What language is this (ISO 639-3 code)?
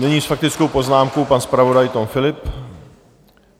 ces